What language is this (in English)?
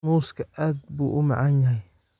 Somali